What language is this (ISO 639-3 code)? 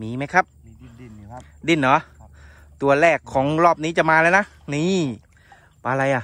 tha